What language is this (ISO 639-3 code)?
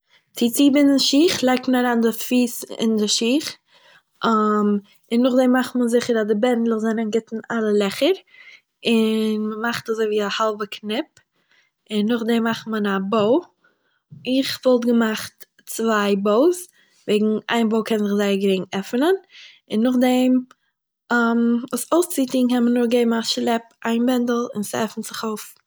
yid